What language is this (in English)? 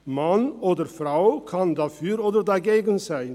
Swiss German